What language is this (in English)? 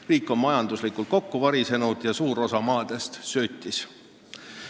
Estonian